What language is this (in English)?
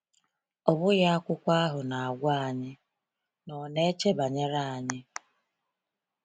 Igbo